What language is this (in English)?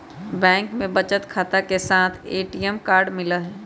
Magahi